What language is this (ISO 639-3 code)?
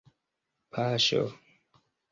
epo